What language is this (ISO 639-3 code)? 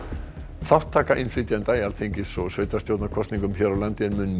isl